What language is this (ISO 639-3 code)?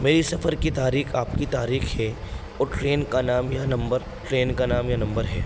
urd